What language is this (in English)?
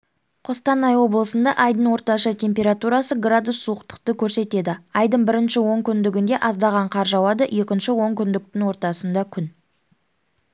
Kazakh